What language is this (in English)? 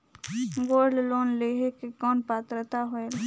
Chhattisgarhi